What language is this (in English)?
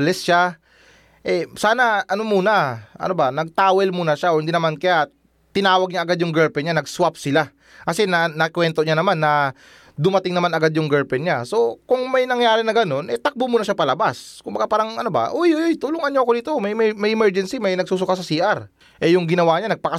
Filipino